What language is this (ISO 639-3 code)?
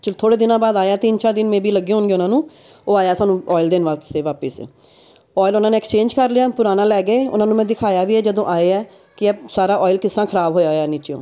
pan